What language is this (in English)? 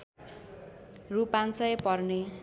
Nepali